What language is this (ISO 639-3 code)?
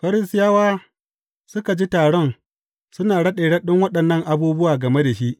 hau